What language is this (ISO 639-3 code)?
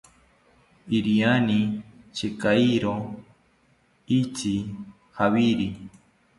cpy